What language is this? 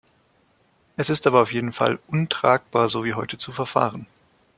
German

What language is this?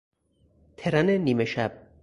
Persian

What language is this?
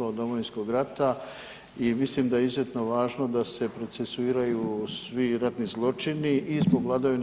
Croatian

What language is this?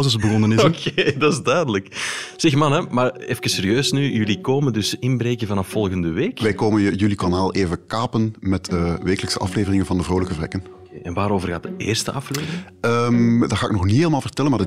Dutch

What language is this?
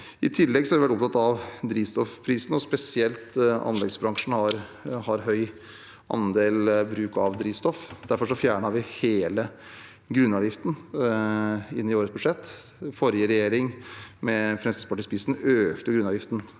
Norwegian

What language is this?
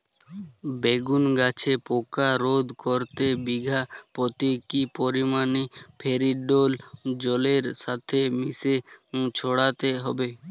Bangla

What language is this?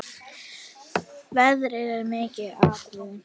Icelandic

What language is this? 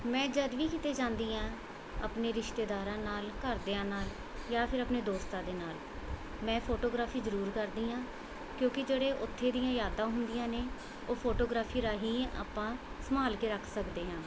Punjabi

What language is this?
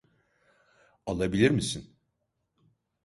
Turkish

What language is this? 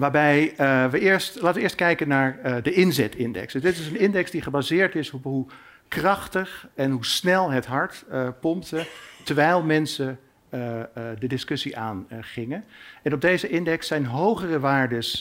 Dutch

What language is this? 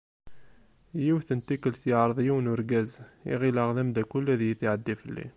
Kabyle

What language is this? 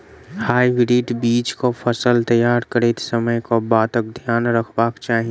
Maithili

